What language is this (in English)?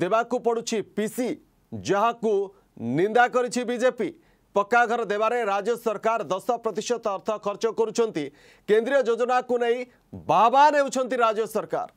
Hindi